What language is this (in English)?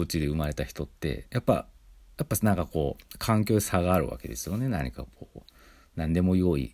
Japanese